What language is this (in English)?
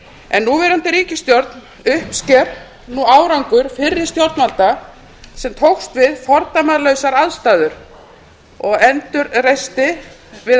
Icelandic